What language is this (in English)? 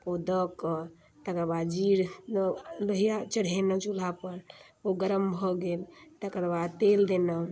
Maithili